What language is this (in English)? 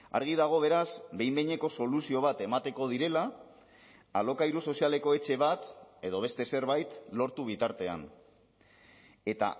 Basque